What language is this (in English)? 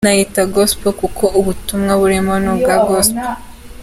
Kinyarwanda